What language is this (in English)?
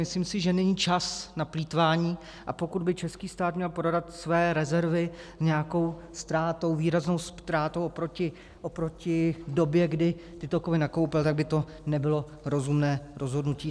Czech